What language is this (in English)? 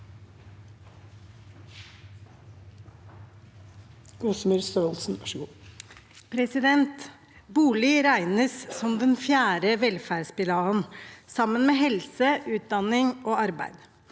Norwegian